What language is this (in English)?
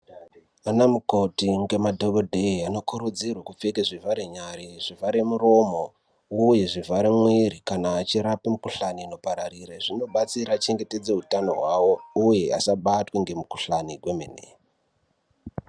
Ndau